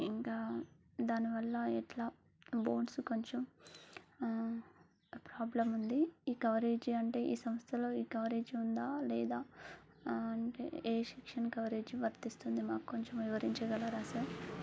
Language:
Telugu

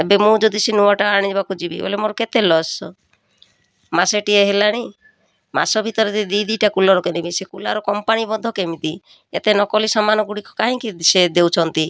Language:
Odia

